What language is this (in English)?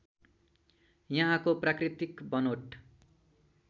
Nepali